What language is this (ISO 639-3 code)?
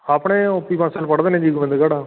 pan